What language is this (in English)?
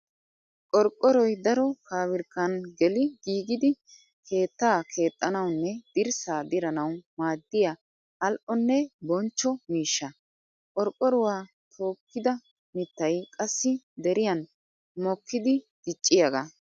Wolaytta